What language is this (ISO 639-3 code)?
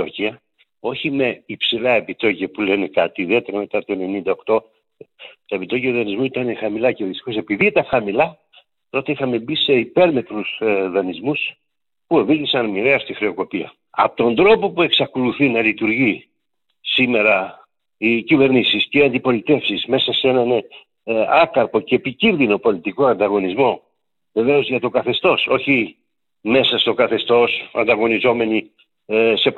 ell